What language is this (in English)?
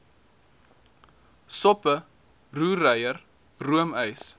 Afrikaans